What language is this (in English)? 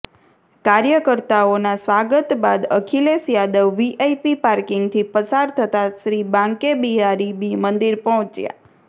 Gujarati